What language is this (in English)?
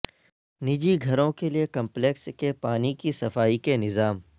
Urdu